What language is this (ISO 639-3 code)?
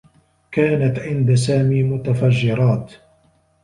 ara